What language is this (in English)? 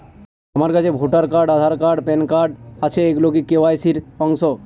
Bangla